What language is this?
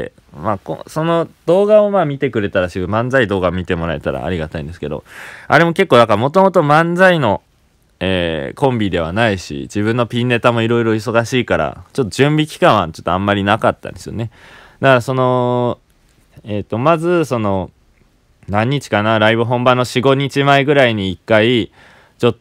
Japanese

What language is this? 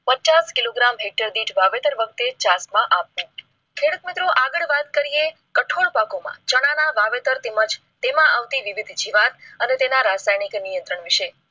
Gujarati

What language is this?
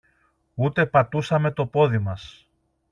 Greek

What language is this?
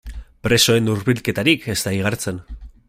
Basque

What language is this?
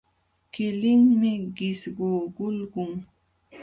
Jauja Wanca Quechua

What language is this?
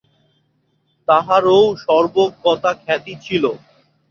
Bangla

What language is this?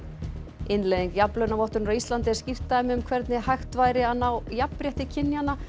Icelandic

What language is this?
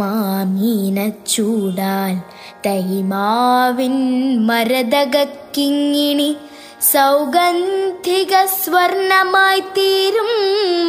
Malayalam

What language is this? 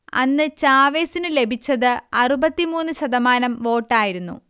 Malayalam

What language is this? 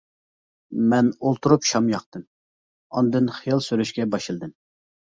Uyghur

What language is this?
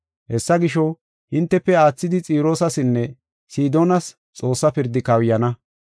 Gofa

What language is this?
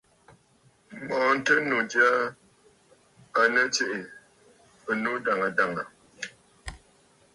Bafut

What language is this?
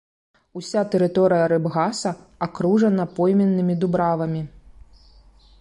Belarusian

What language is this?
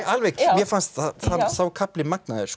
Icelandic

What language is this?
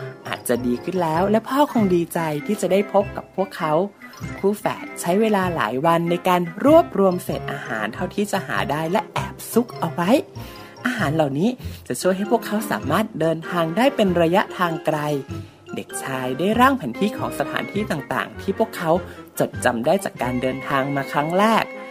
Thai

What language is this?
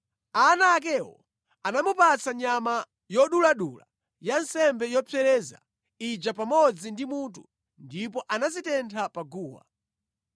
Nyanja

